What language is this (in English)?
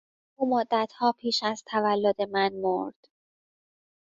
Persian